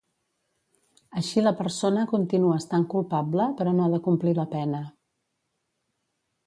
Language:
Catalan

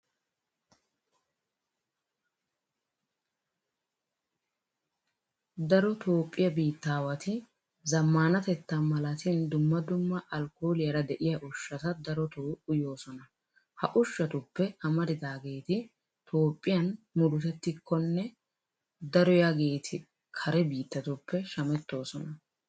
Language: Wolaytta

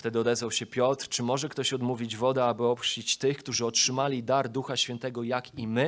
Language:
Polish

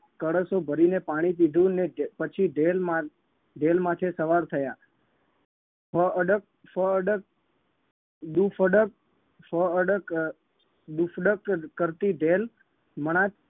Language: Gujarati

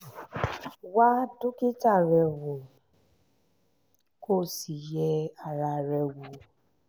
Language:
Yoruba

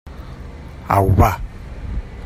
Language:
Catalan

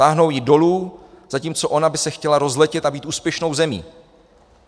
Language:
Czech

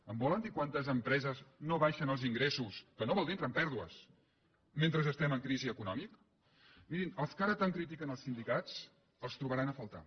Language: Catalan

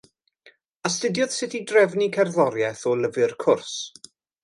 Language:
Welsh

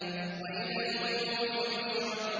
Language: Arabic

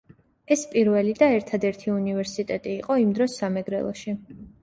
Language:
Georgian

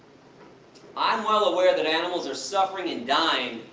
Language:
English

